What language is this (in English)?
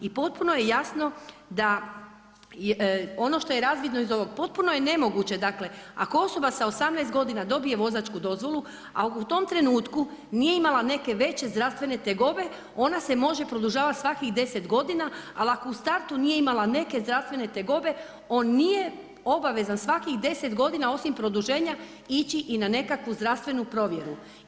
Croatian